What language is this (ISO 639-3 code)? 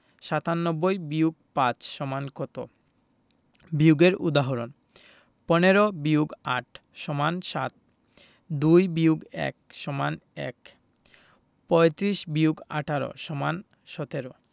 ben